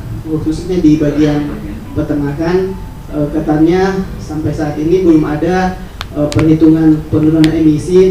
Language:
Indonesian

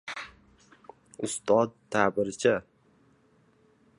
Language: Uzbek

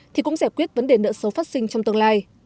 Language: Vietnamese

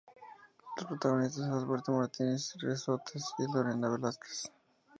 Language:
Spanish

